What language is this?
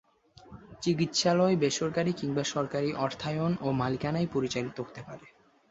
Bangla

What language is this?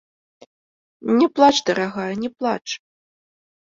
Belarusian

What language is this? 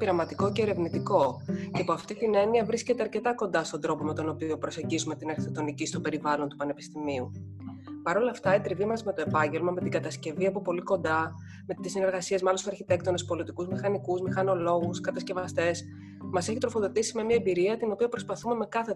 Greek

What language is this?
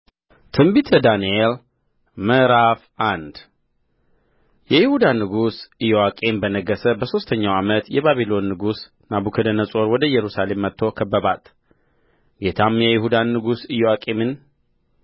Amharic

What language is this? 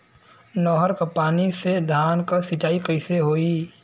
Bhojpuri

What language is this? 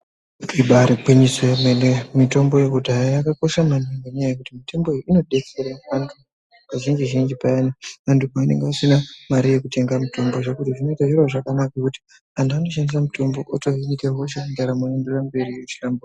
Ndau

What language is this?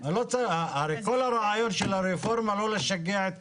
Hebrew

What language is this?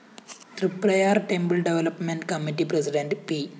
Malayalam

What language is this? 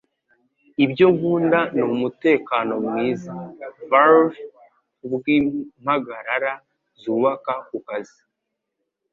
Kinyarwanda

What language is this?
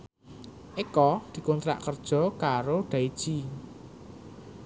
Javanese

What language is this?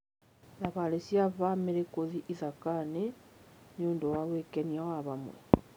Kikuyu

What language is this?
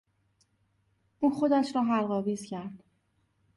Persian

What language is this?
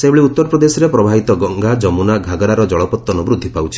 Odia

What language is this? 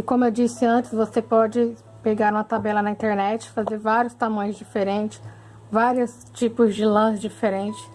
Portuguese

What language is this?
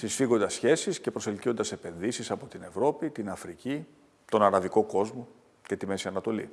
Greek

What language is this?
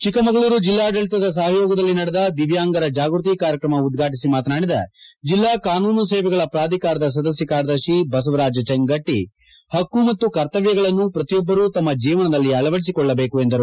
Kannada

